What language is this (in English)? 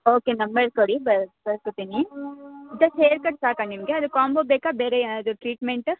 Kannada